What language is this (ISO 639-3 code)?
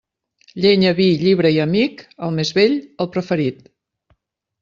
cat